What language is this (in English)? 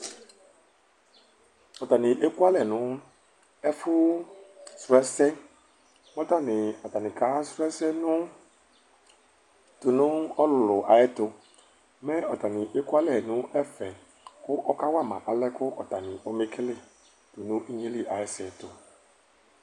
Ikposo